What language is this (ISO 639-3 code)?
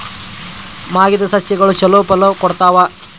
kan